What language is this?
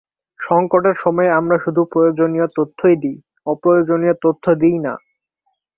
Bangla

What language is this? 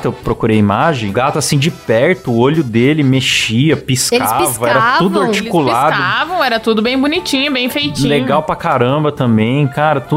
Portuguese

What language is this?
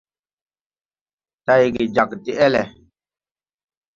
Tupuri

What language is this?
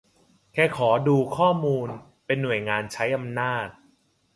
Thai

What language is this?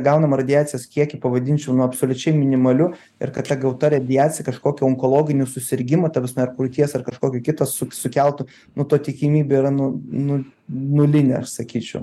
Lithuanian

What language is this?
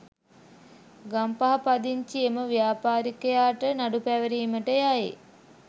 Sinhala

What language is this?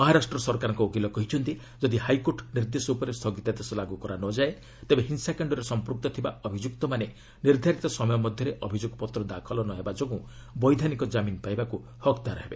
Odia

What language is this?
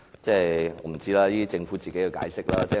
Cantonese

